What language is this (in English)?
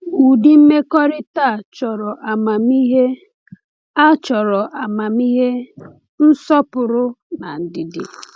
Igbo